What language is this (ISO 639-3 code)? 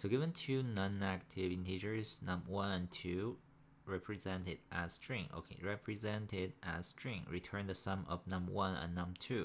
eng